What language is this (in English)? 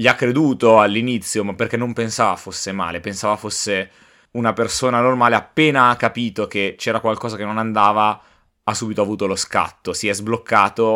Italian